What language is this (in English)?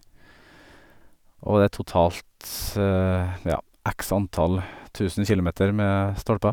Norwegian